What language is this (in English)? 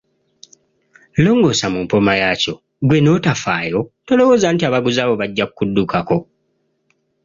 Ganda